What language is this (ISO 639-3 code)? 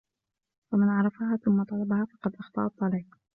ara